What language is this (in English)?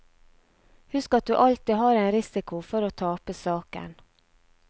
Norwegian